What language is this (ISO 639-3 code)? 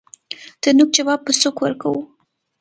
pus